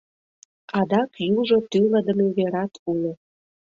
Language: Mari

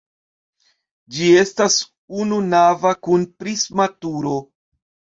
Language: Esperanto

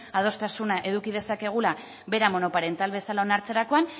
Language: Basque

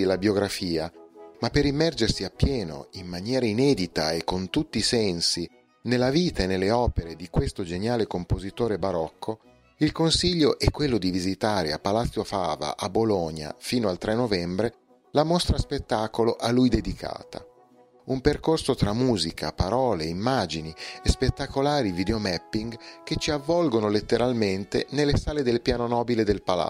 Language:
Italian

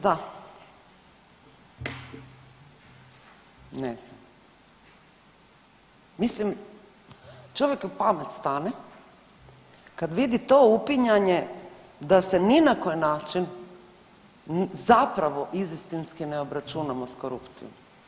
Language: Croatian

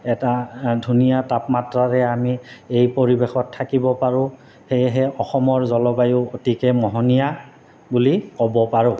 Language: Assamese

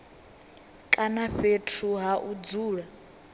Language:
Venda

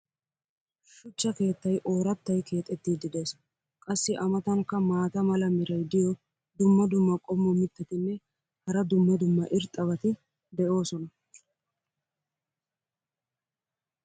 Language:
Wolaytta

